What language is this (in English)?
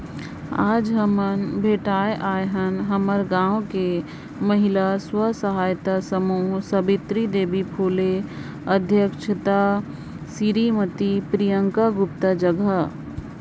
Chhattisgarhi